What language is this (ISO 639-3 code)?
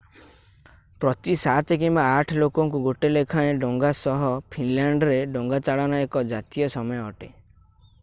ori